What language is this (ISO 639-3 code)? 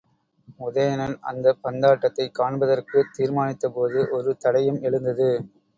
tam